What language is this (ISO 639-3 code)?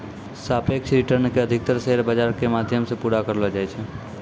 mai